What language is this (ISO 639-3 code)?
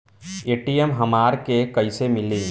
bho